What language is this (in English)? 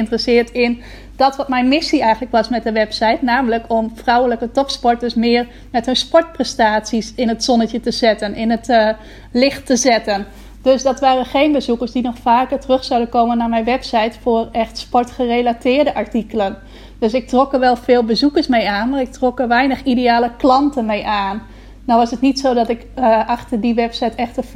Dutch